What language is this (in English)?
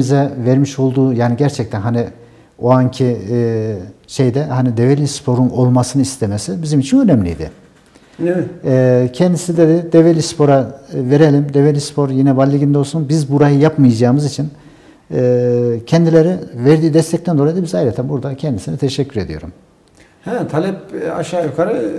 Turkish